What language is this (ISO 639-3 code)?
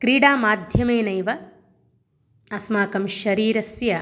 san